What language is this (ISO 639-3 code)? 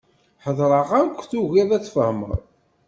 kab